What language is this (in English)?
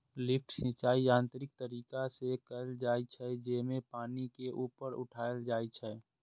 Maithili